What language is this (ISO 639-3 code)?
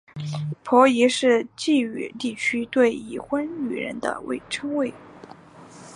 zho